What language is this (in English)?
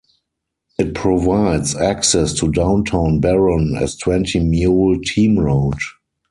English